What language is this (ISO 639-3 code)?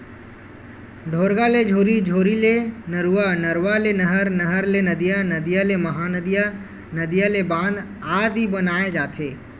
hne